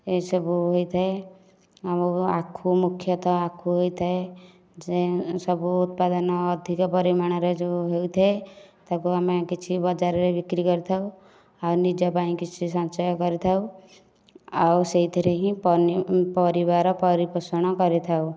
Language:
Odia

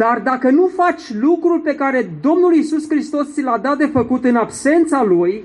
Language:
Romanian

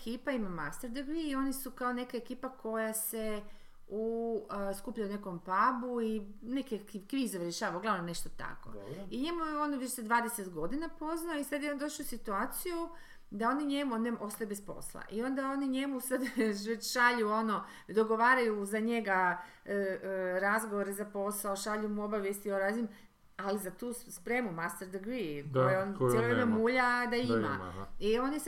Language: Croatian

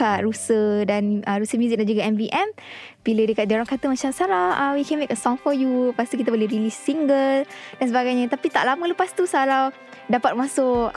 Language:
Malay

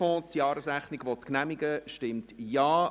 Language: Swiss German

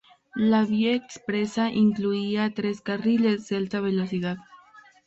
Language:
Spanish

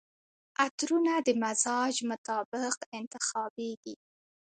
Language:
Pashto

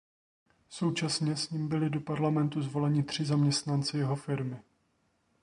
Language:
Czech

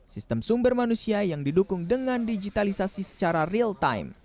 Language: Indonesian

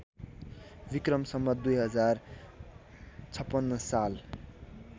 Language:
Nepali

